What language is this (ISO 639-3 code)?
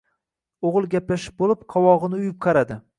uzb